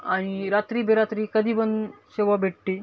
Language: Marathi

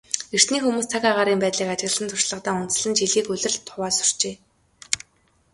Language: Mongolian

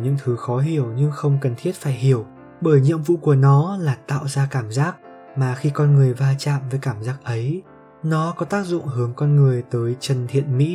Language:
Vietnamese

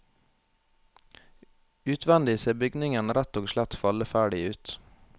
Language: Norwegian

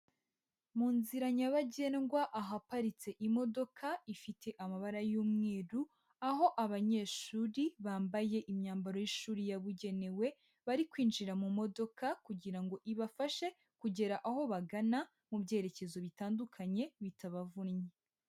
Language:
Kinyarwanda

